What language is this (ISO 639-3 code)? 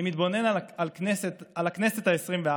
heb